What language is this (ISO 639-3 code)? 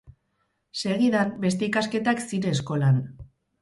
eus